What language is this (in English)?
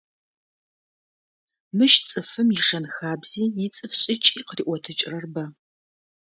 Adyghe